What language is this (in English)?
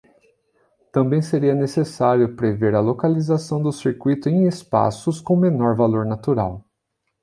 Portuguese